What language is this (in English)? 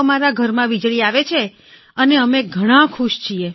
Gujarati